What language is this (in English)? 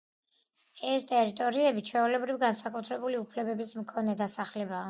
Georgian